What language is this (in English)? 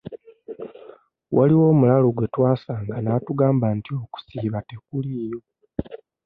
Ganda